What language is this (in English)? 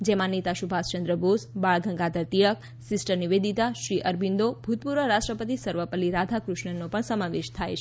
Gujarati